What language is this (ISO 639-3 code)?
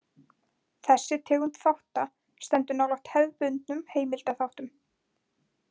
isl